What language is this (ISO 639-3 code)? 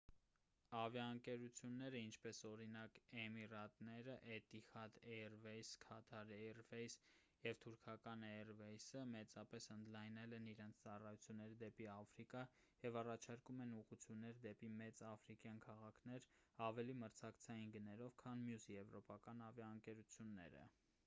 hye